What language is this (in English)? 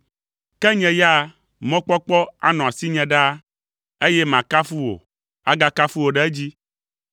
Ewe